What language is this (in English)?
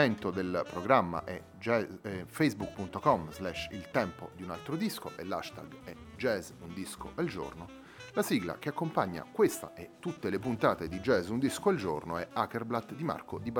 Italian